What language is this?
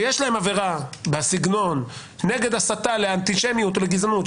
Hebrew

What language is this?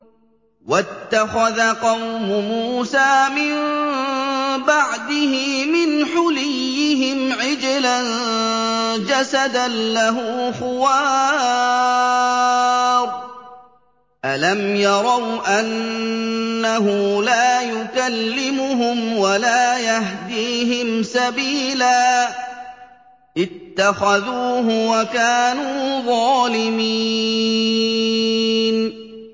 Arabic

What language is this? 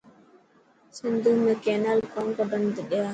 Dhatki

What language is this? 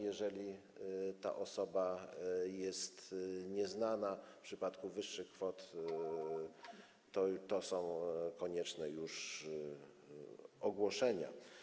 Polish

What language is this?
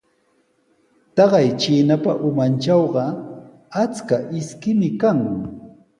Sihuas Ancash Quechua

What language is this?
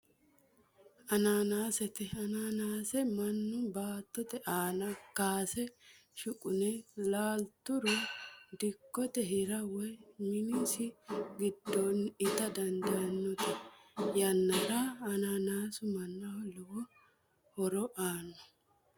Sidamo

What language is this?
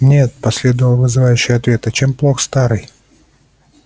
Russian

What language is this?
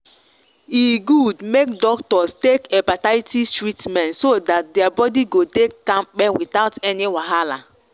Nigerian Pidgin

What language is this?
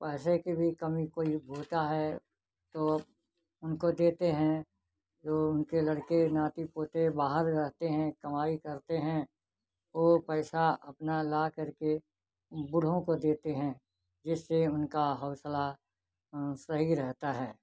Hindi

